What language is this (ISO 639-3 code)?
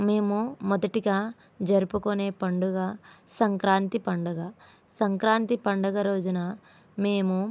tel